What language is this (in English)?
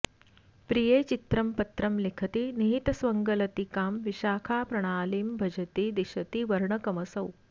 Sanskrit